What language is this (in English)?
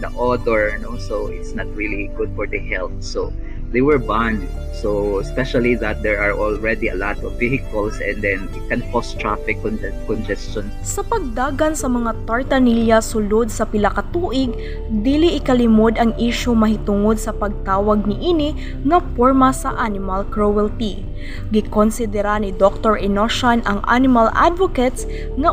Filipino